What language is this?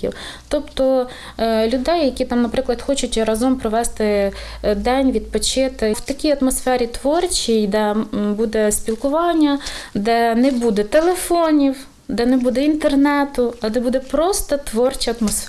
Ukrainian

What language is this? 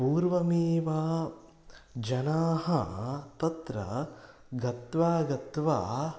Sanskrit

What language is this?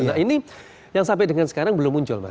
Indonesian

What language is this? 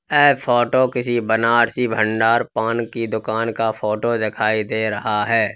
Hindi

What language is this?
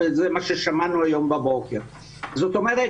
Hebrew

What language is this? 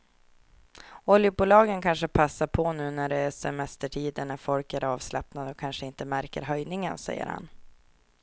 Swedish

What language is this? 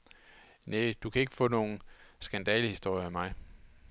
Danish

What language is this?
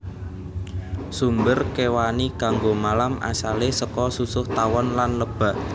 Javanese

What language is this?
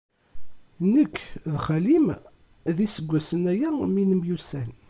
Kabyle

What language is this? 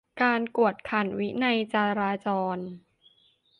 Thai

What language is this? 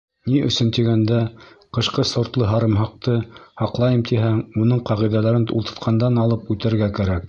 Bashkir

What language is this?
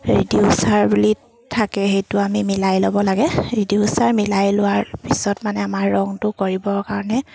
Assamese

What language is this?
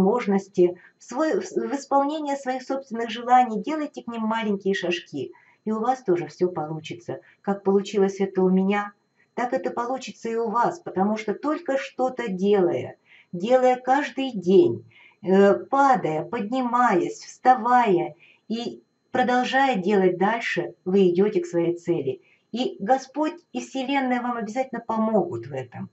Russian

